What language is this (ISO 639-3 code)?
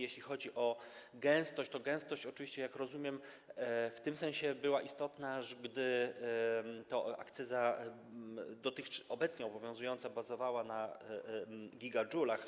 pol